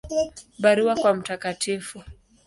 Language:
Swahili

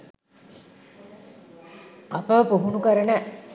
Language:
Sinhala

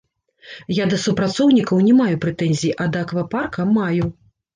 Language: Belarusian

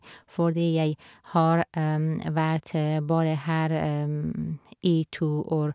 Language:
Norwegian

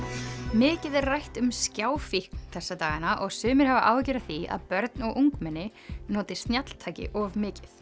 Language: Icelandic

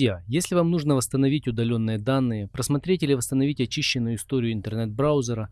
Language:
Russian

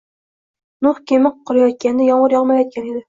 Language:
Uzbek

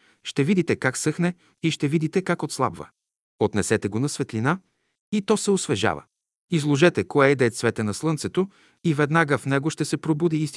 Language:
Bulgarian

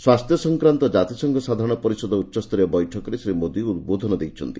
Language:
Odia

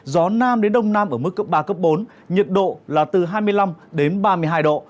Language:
Vietnamese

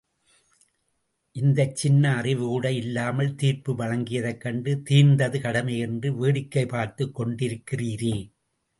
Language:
Tamil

